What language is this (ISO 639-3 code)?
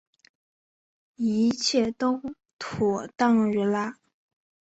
zho